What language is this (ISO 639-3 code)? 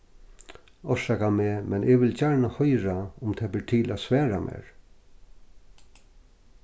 fao